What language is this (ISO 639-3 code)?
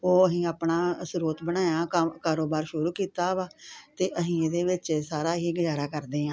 pan